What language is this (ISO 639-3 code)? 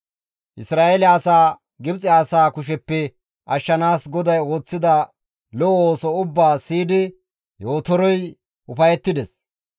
gmv